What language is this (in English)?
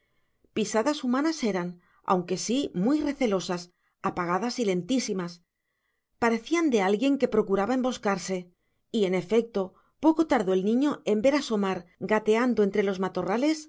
Spanish